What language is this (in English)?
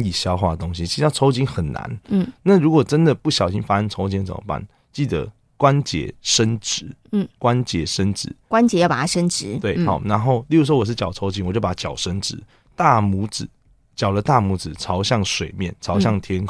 Chinese